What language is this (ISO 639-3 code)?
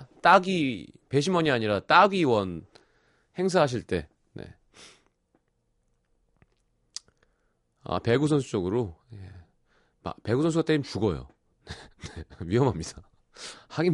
kor